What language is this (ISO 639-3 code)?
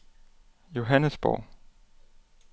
dan